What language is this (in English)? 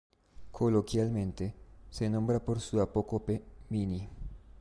Spanish